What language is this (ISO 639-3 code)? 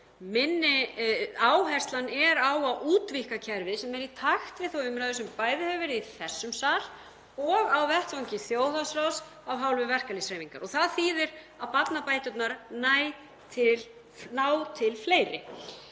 isl